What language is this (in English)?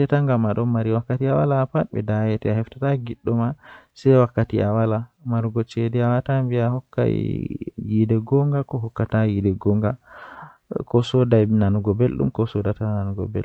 Western Niger Fulfulde